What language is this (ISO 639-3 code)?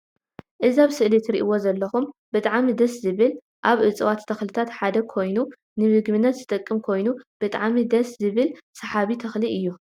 tir